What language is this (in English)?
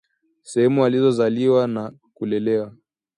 Swahili